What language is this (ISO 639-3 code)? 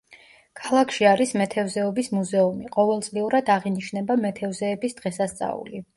kat